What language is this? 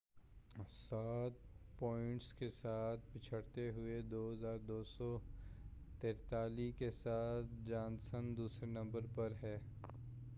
Urdu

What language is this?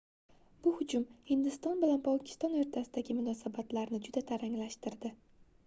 Uzbek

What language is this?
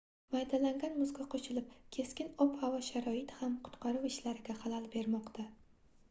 Uzbek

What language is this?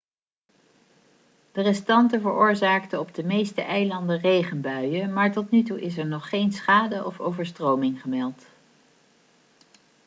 Dutch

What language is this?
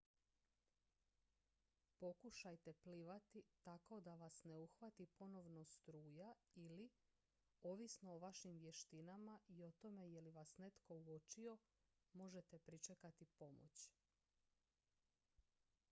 Croatian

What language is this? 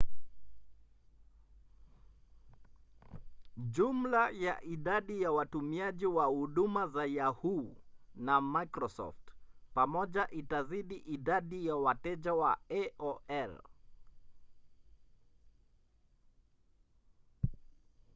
Swahili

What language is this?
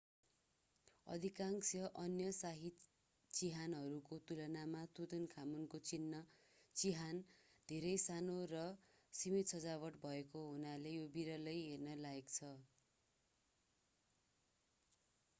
Nepali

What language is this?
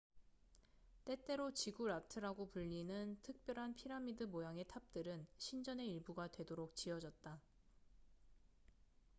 Korean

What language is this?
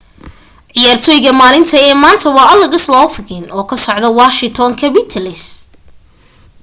Somali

